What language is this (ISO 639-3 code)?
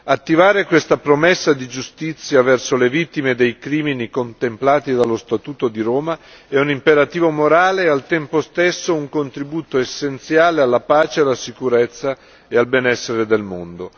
ita